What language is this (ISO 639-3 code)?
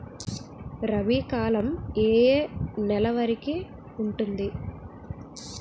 tel